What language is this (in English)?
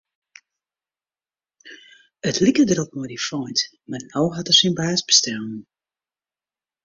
Western Frisian